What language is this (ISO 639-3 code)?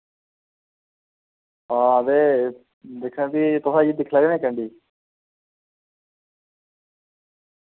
doi